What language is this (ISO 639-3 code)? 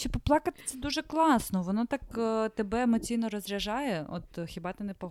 ukr